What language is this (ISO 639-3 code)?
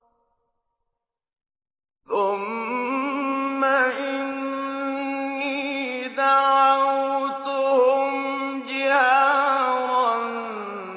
ara